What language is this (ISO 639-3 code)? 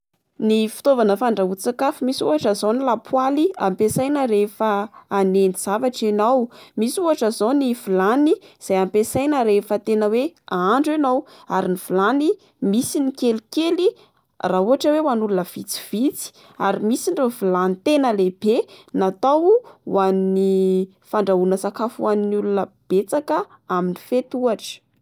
mlg